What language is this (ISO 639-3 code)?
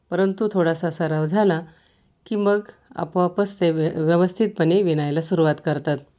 mar